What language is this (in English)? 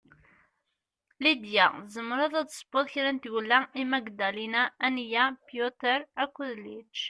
Kabyle